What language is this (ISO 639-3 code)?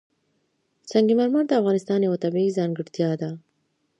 pus